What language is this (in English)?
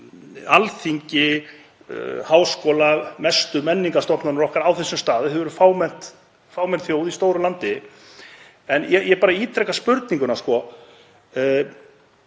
Icelandic